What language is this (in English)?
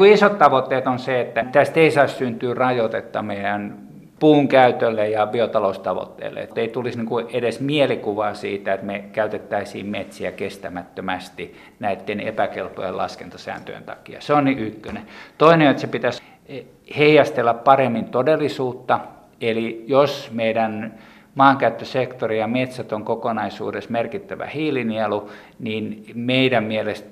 Finnish